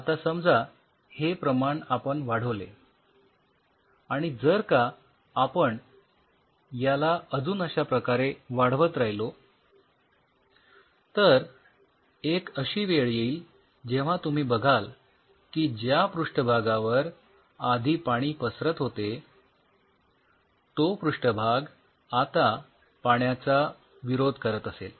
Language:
Marathi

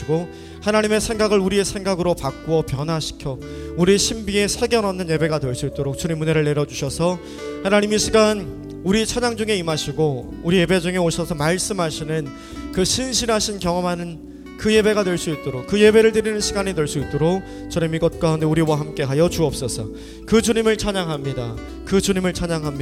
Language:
Korean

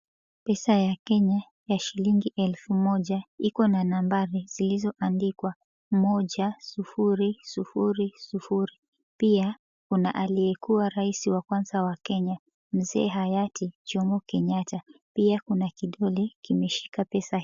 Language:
Swahili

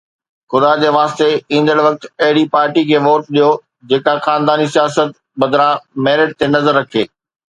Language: Sindhi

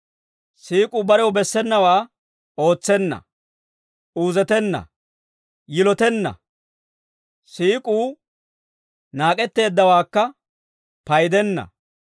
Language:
Dawro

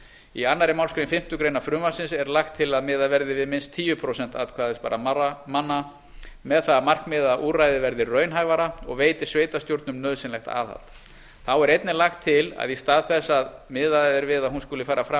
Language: Icelandic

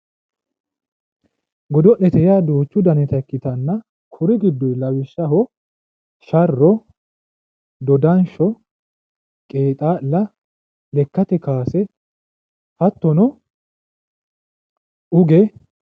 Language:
Sidamo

